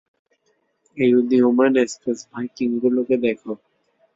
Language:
Bangla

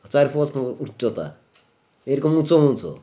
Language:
Bangla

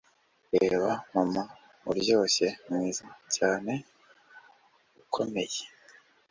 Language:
Kinyarwanda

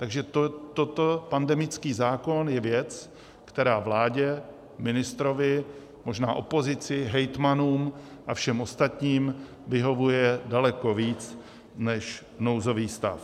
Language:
Czech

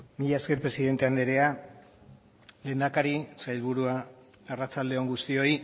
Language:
Basque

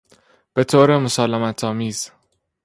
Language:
Persian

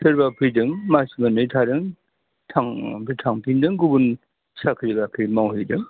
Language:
Bodo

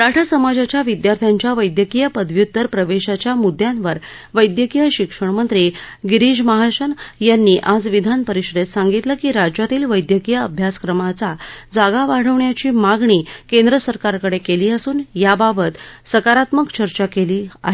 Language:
Marathi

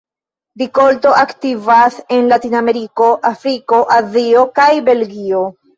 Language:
Esperanto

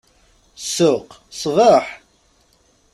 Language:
Kabyle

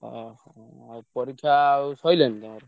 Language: Odia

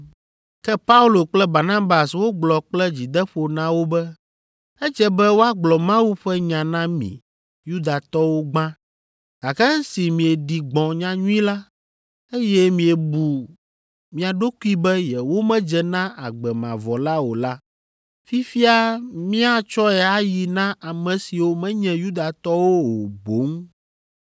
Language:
Ewe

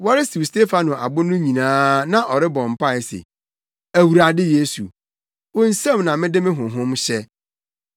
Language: Akan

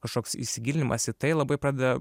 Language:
Lithuanian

